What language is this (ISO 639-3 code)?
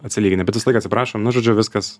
lit